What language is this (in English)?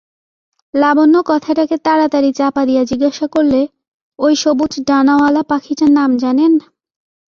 Bangla